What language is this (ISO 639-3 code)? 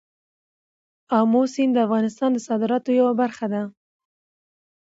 pus